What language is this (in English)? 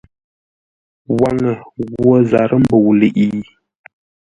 Ngombale